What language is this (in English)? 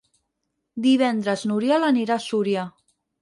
Catalan